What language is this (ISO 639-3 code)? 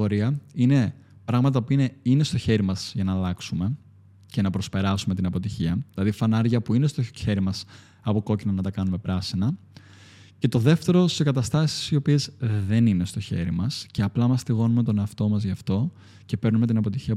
ell